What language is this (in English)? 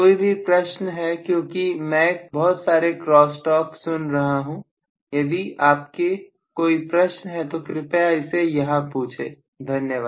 Hindi